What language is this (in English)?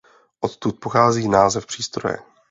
Czech